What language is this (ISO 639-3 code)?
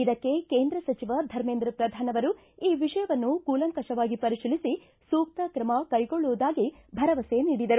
kan